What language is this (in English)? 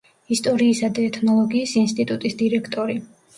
Georgian